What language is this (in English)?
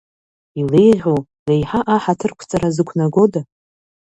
Abkhazian